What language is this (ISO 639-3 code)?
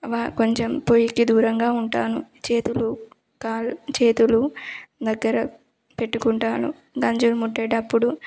tel